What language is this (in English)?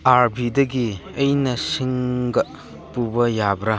Manipuri